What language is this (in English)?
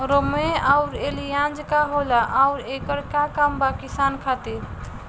Bhojpuri